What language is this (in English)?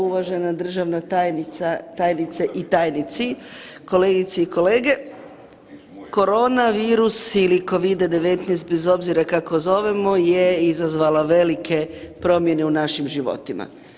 Croatian